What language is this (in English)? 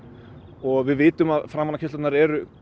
Icelandic